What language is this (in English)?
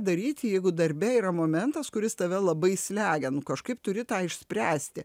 Lithuanian